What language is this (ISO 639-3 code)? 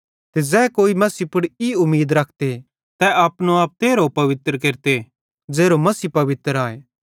bhd